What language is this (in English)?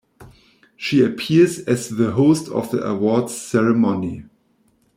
English